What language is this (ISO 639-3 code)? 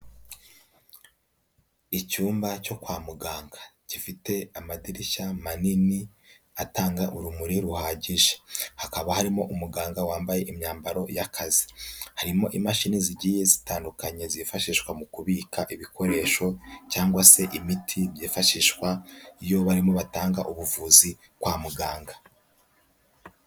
kin